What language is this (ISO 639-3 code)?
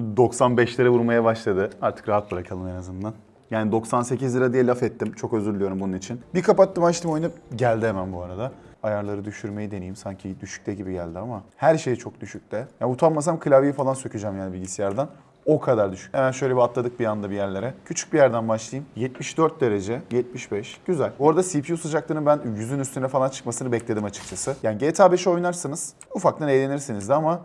tur